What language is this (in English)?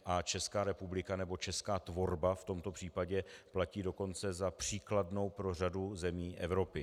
Czech